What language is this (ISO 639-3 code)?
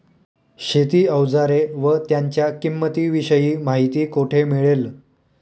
mar